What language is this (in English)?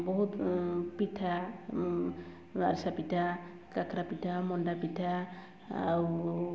Odia